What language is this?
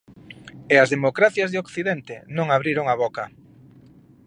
Galician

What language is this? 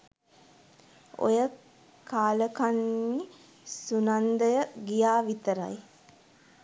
Sinhala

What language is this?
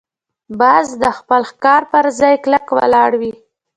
Pashto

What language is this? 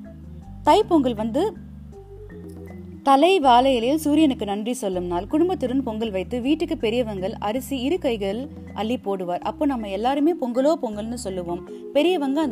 Tamil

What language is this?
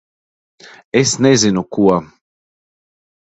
Latvian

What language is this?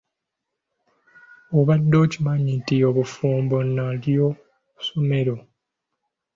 Ganda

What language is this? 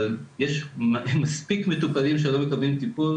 Hebrew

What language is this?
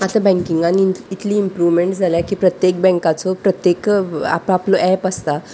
Konkani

